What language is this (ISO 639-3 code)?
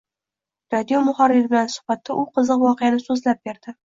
uzb